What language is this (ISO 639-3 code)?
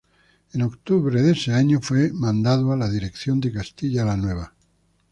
spa